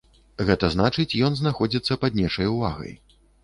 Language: Belarusian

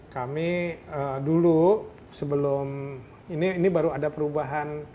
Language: Indonesian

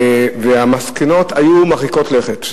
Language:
Hebrew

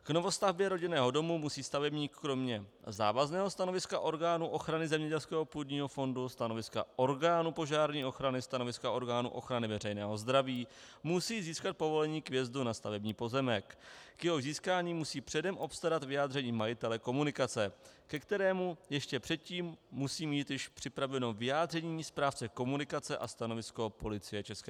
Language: Czech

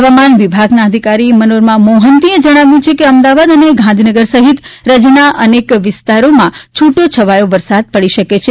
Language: Gujarati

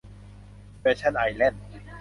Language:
Thai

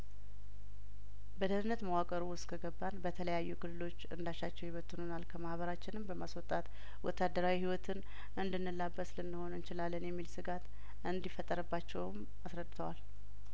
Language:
Amharic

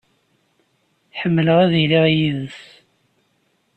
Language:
Kabyle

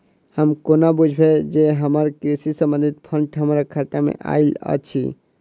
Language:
Maithili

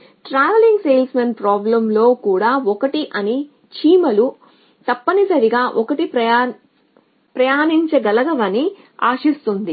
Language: Telugu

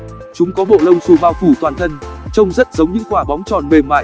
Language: Vietnamese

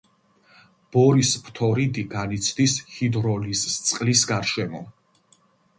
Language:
Georgian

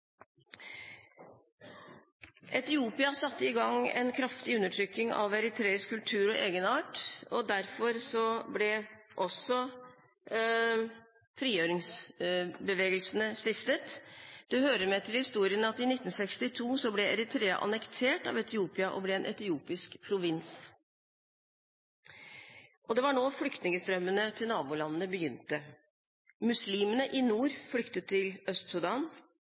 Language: Norwegian Bokmål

